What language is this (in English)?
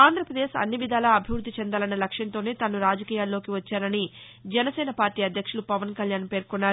Telugu